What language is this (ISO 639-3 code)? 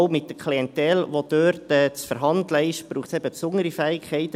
gsw